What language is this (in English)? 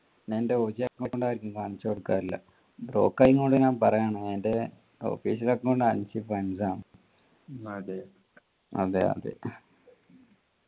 Malayalam